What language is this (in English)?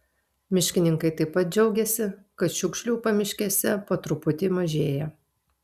Lithuanian